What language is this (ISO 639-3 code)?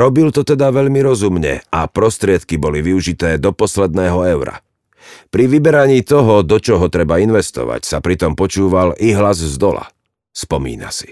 slk